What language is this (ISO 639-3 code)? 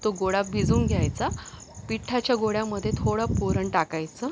mar